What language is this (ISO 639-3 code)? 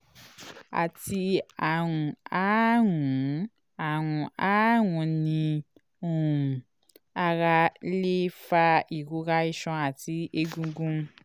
yor